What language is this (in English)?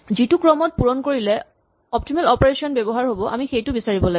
Assamese